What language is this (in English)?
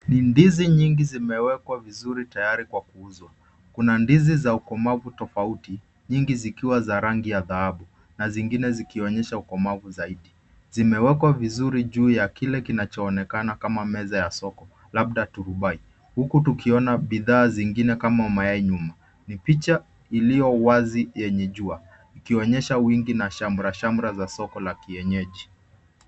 Swahili